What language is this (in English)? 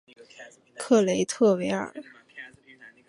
Chinese